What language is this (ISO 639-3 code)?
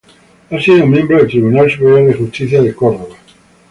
spa